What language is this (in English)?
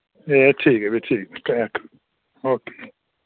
Dogri